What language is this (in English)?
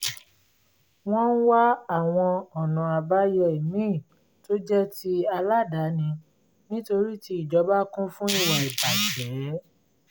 Yoruba